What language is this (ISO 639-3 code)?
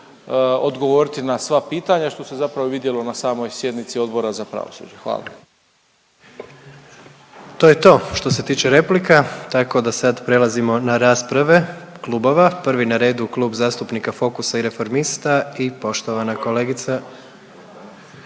hrv